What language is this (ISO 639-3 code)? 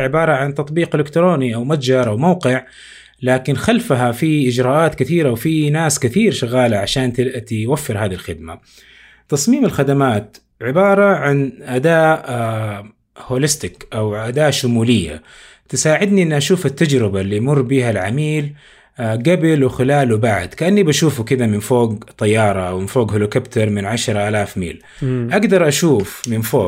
ara